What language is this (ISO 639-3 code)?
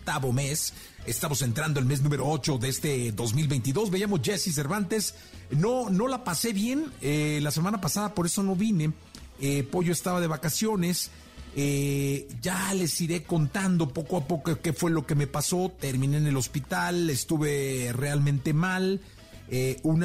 spa